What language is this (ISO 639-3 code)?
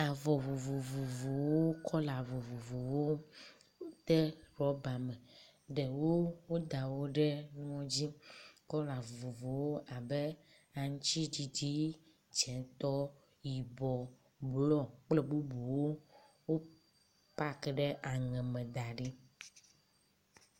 ewe